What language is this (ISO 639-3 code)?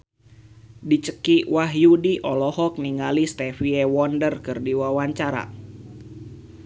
sun